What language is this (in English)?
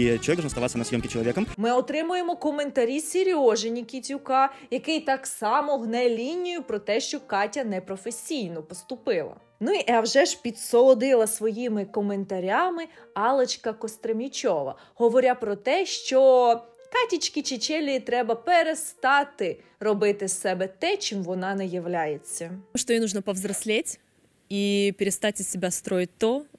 Ukrainian